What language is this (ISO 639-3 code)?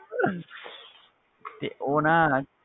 pan